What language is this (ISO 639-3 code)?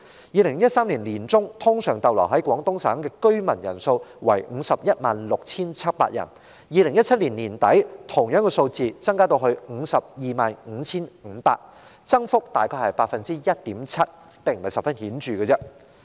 yue